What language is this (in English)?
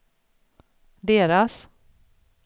Swedish